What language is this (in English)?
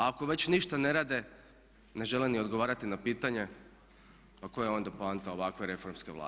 Croatian